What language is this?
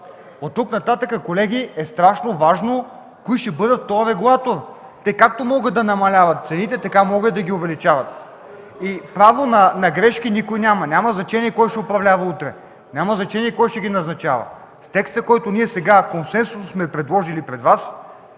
Bulgarian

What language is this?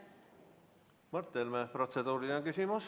Estonian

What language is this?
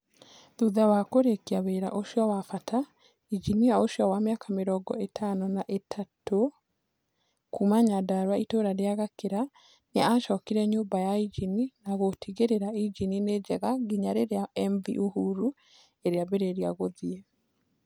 Kikuyu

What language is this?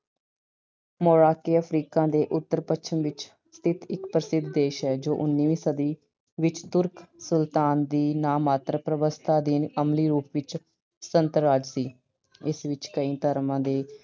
Punjabi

